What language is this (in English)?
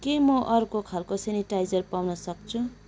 Nepali